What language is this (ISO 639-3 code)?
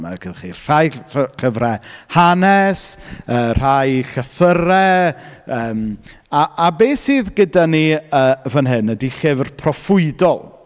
cym